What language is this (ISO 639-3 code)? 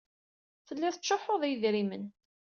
kab